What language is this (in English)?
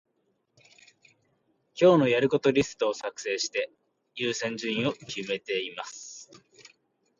Japanese